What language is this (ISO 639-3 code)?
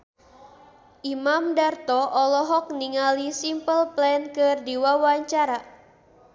sun